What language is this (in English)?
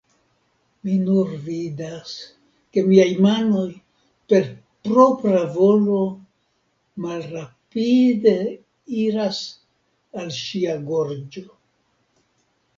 Esperanto